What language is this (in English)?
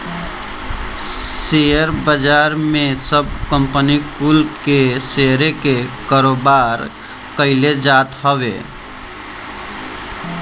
Bhojpuri